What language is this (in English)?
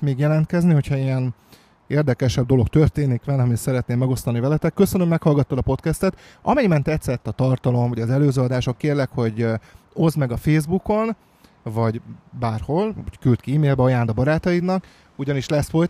Hungarian